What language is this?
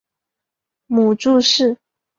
Chinese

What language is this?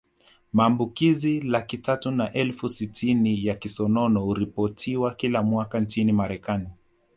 Swahili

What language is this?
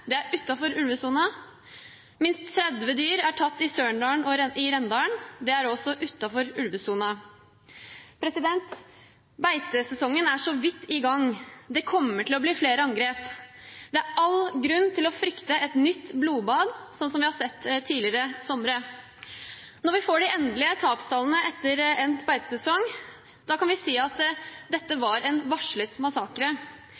Norwegian Bokmål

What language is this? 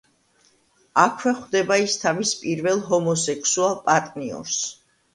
Georgian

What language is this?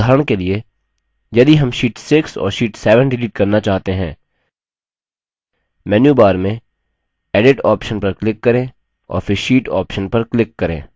Hindi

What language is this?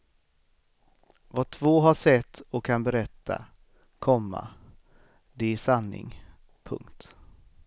Swedish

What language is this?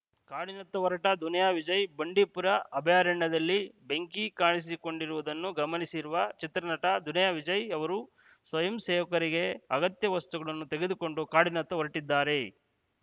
Kannada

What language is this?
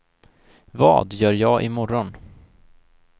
Swedish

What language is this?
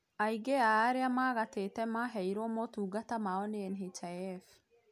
Kikuyu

